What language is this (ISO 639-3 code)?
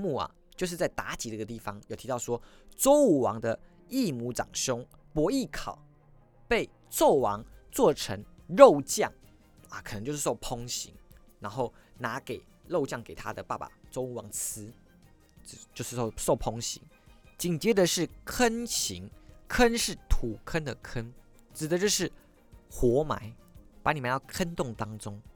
zho